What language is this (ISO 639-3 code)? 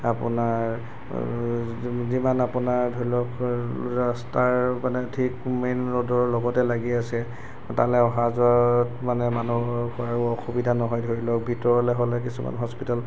asm